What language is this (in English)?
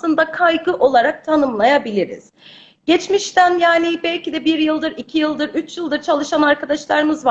Turkish